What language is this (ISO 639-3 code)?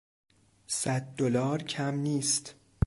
fas